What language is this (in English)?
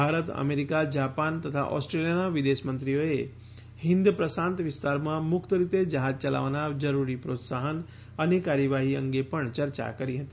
Gujarati